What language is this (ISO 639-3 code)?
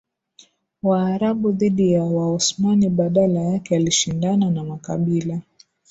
swa